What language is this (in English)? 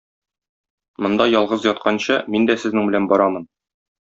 Tatar